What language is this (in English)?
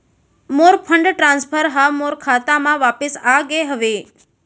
Chhattisgarhi